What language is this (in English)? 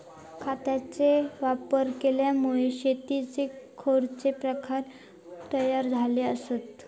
Marathi